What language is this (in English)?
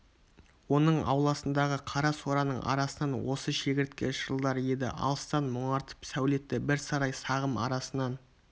Kazakh